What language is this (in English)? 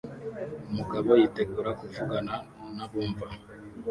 Kinyarwanda